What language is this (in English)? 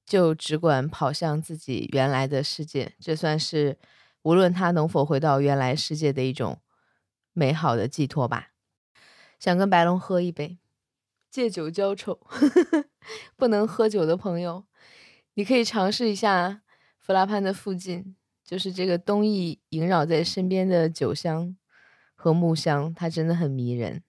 Chinese